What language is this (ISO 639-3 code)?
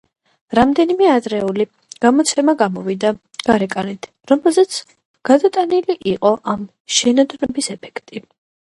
kat